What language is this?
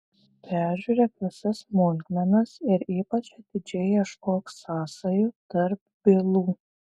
Lithuanian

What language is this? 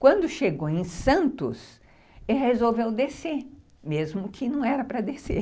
Portuguese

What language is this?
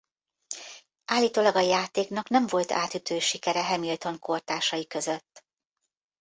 Hungarian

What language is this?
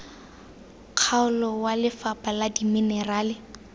Tswana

